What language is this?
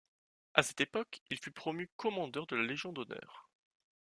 French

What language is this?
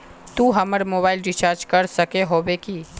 Magahi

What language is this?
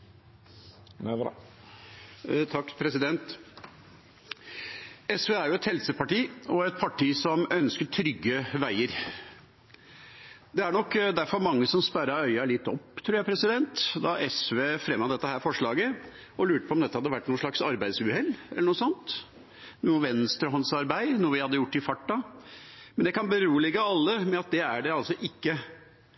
Norwegian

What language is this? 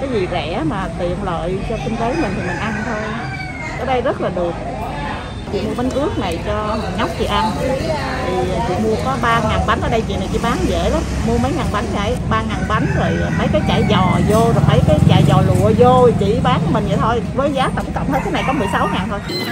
Vietnamese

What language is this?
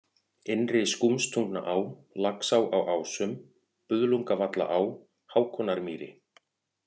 Icelandic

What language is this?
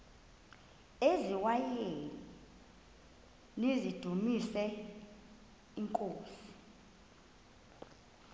Xhosa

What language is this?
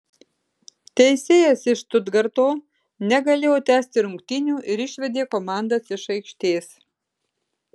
Lithuanian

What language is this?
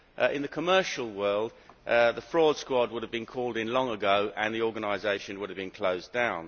English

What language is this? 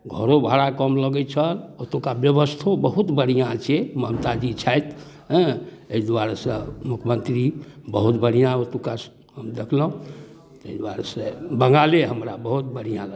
Maithili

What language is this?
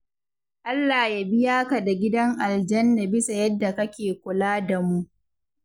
Hausa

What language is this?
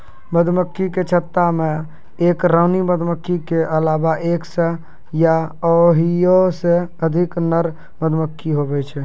Maithili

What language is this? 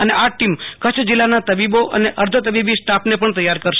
Gujarati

